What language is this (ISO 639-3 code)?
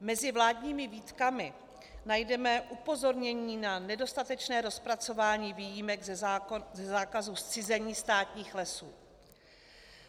ces